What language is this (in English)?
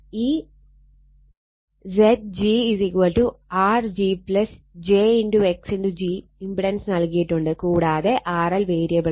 Malayalam